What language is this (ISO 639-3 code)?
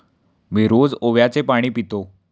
mar